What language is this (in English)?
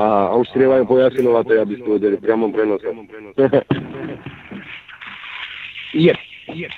Slovak